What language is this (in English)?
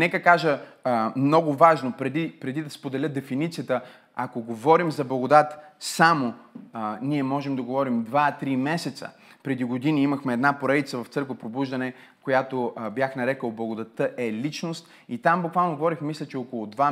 Bulgarian